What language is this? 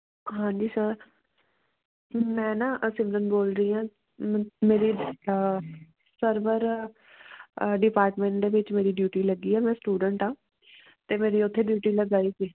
Punjabi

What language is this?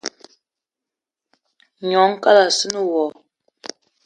Eton (Cameroon)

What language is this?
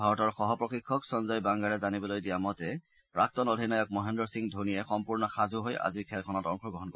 Assamese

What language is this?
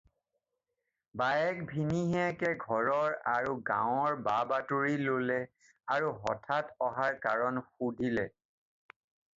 Assamese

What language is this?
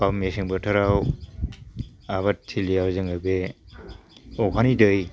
Bodo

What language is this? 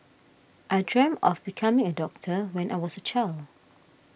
English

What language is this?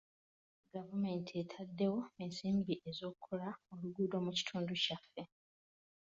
Ganda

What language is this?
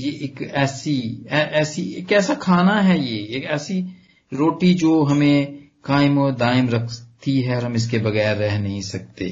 Punjabi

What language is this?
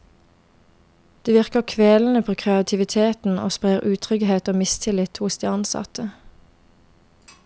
Norwegian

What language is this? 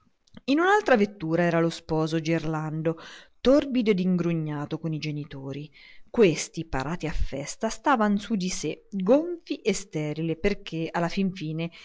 Italian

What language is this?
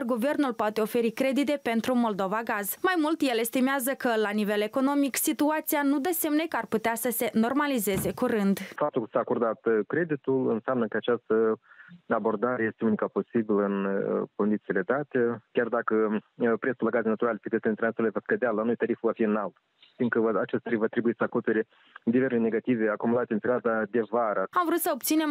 Romanian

